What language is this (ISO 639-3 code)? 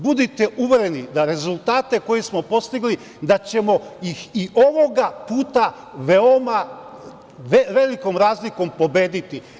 srp